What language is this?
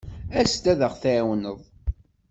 Kabyle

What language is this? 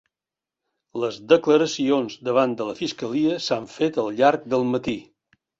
Catalan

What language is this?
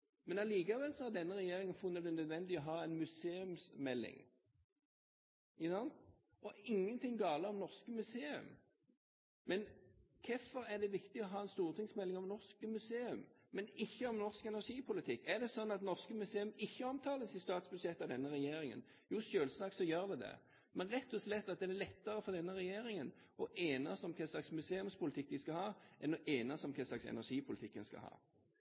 Norwegian Bokmål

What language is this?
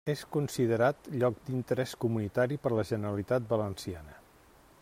Catalan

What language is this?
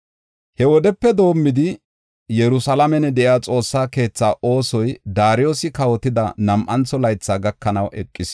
Gofa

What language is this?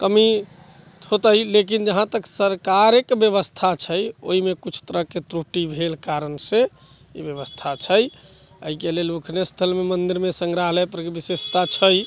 Maithili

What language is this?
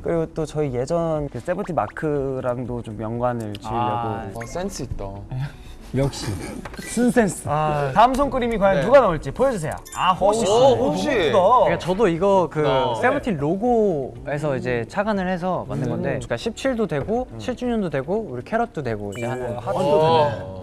Korean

